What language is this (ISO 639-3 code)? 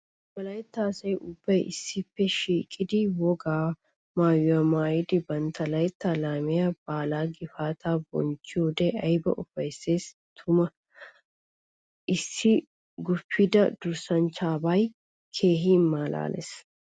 wal